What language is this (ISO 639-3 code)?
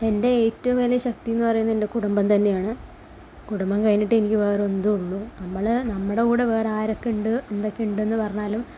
mal